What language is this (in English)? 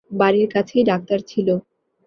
Bangla